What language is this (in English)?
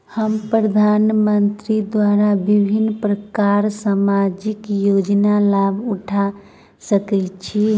Maithili